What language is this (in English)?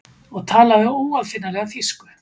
Icelandic